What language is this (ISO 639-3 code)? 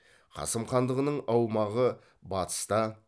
kaz